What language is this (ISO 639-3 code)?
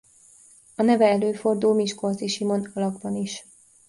hun